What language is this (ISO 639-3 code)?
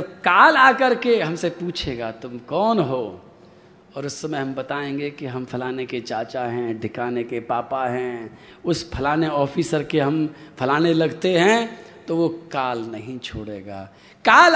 hin